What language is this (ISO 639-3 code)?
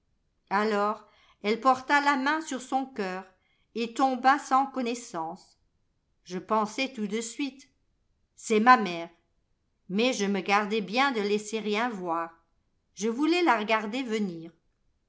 fra